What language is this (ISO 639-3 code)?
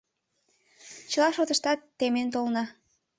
chm